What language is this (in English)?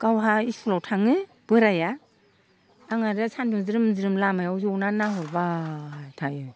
Bodo